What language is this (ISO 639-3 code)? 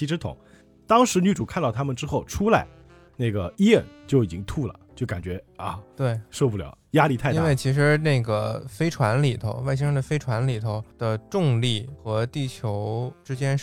zho